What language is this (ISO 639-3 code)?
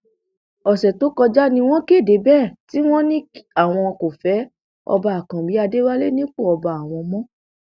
yor